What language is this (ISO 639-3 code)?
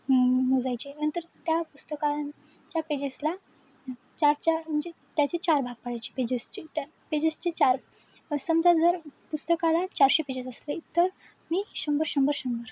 mar